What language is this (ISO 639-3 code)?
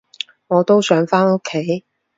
yue